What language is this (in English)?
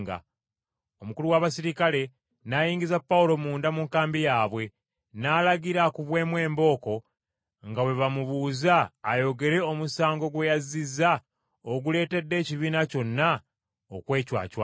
Ganda